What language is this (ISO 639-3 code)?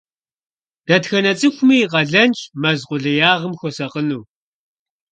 kbd